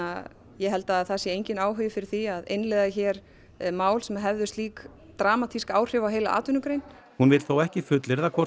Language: Icelandic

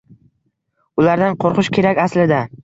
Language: Uzbek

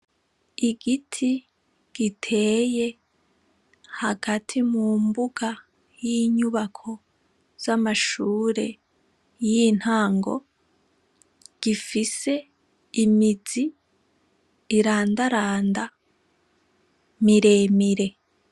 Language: Rundi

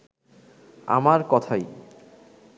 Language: Bangla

